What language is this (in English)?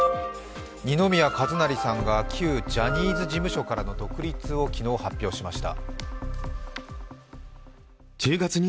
Japanese